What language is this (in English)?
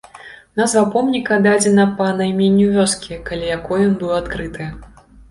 Belarusian